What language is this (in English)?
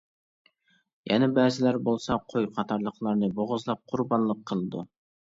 Uyghur